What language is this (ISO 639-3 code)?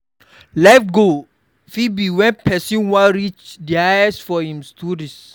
pcm